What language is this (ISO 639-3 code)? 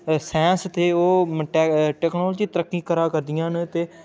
doi